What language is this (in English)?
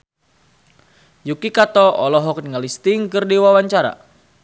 Sundanese